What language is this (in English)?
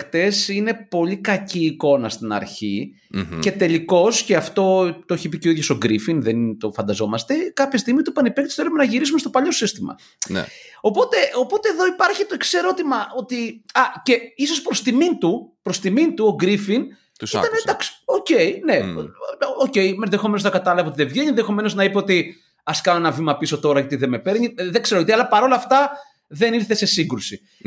Greek